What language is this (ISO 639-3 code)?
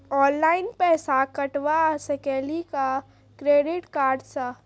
mai